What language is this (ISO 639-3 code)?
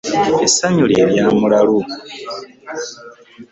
lug